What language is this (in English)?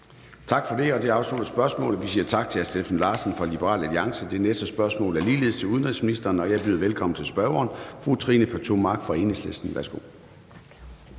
Danish